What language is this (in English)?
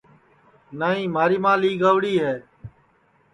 Sansi